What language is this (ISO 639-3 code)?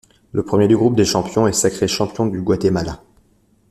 fra